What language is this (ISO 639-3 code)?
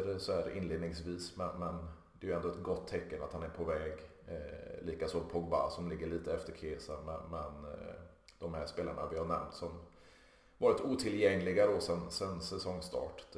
swe